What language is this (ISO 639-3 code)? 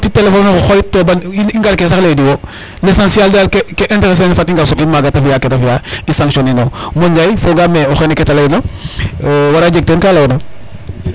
srr